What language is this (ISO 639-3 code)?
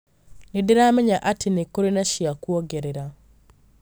kik